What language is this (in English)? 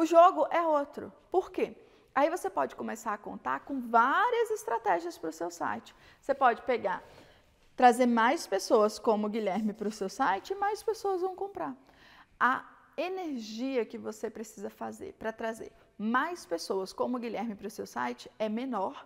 Portuguese